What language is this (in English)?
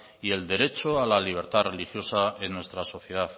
Spanish